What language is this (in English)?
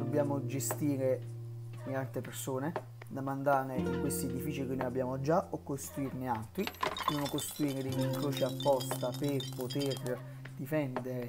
Italian